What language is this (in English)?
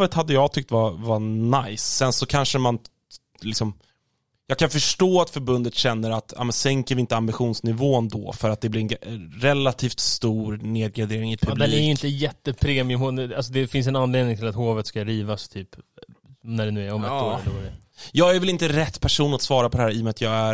Swedish